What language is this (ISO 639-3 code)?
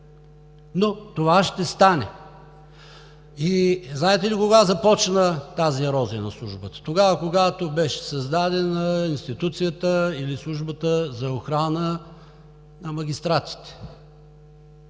bul